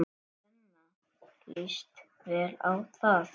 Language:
Icelandic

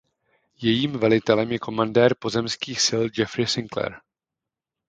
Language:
Czech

